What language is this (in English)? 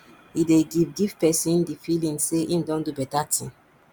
Nigerian Pidgin